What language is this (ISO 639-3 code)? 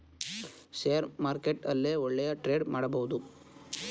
kan